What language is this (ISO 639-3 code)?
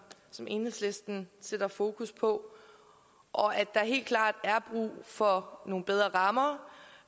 dan